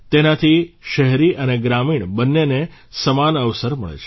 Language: Gujarati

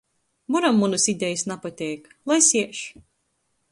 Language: Latgalian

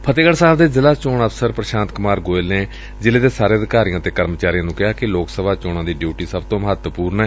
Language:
Punjabi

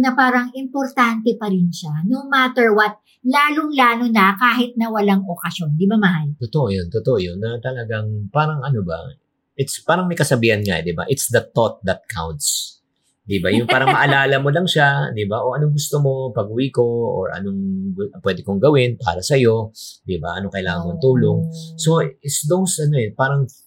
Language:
Filipino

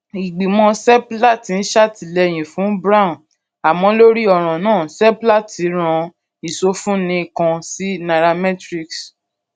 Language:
Yoruba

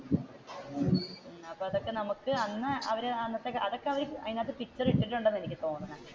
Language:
Malayalam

